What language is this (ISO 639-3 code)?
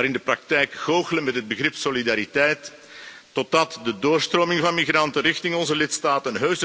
nld